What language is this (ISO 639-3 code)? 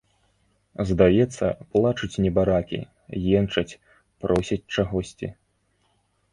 bel